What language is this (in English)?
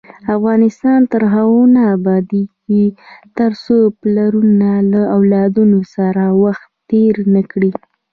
Pashto